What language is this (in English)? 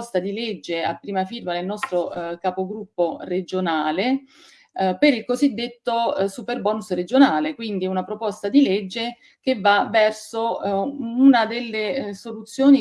Italian